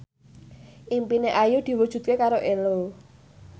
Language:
Javanese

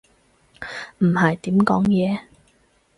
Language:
Cantonese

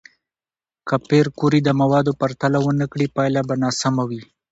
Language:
Pashto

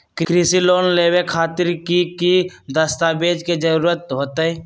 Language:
Magahi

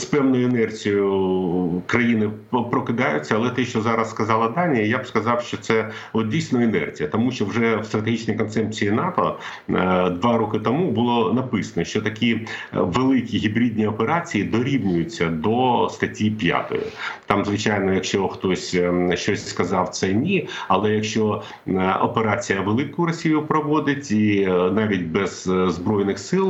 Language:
Ukrainian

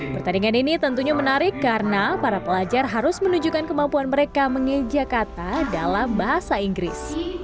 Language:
Indonesian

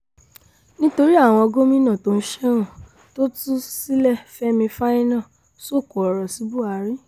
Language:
Yoruba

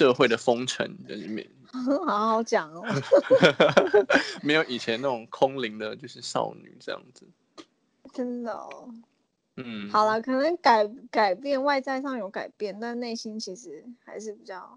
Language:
Chinese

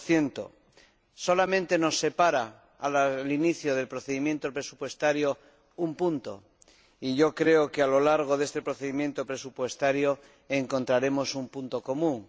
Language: Spanish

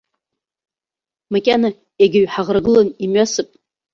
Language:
Abkhazian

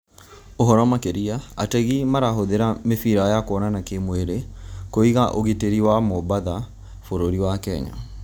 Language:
Kikuyu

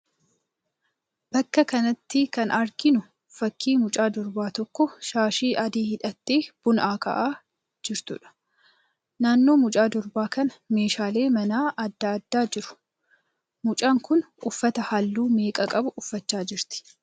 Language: Oromo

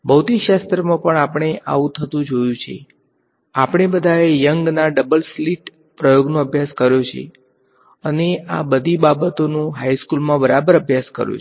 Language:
Gujarati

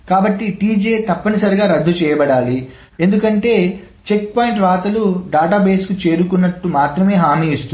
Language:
Telugu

